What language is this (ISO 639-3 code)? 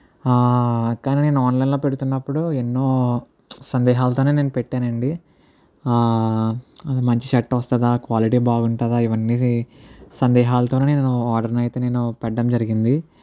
tel